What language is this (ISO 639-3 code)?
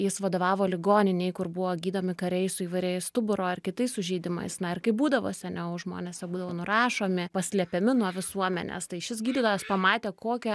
lit